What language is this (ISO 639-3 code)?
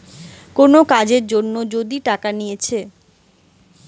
ben